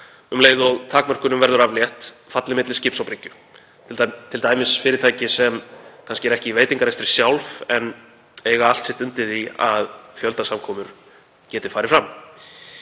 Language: Icelandic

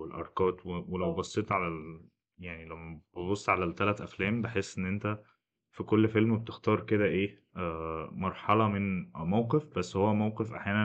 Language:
Arabic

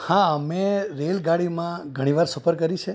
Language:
Gujarati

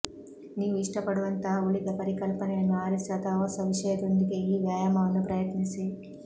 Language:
Kannada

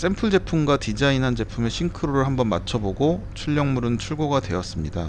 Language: Korean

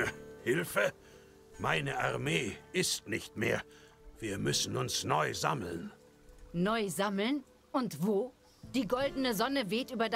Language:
German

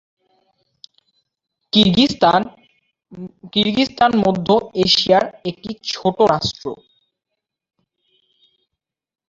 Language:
Bangla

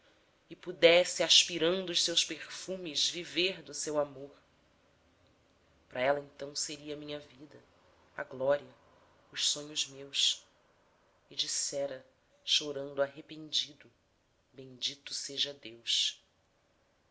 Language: Portuguese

